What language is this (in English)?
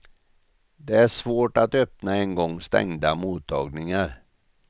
Swedish